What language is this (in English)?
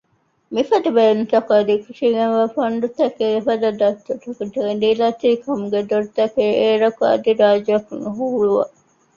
Divehi